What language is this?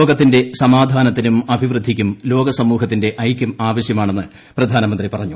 Malayalam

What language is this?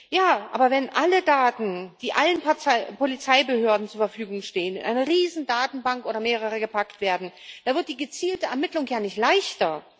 German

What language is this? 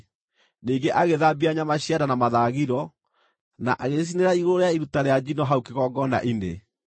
Kikuyu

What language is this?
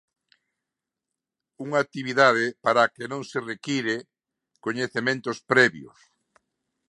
Galician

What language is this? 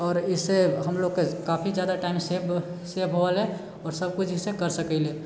Maithili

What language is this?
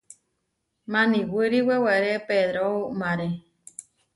Huarijio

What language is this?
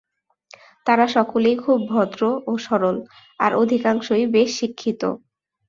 Bangla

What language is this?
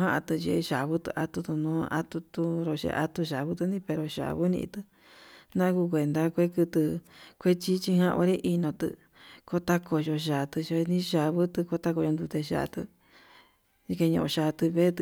Yutanduchi Mixtec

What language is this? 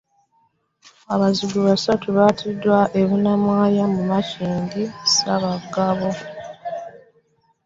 Ganda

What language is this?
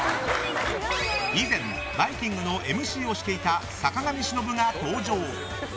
Japanese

